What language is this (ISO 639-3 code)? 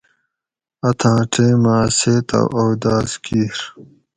gwc